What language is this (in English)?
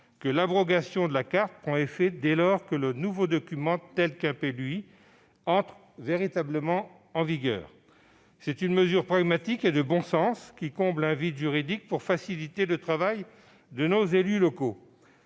French